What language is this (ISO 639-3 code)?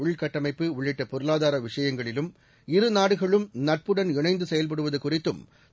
tam